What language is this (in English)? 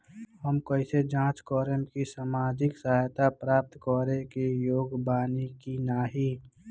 Bhojpuri